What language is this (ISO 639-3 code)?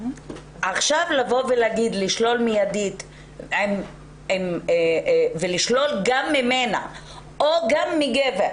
heb